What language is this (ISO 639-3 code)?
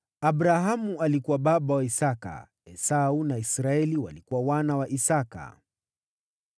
swa